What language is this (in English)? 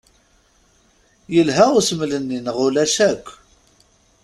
Kabyle